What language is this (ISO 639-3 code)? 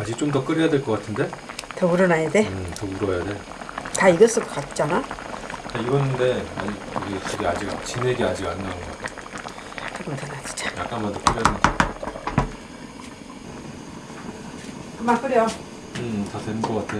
kor